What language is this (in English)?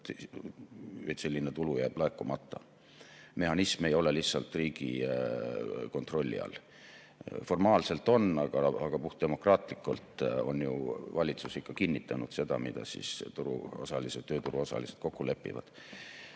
Estonian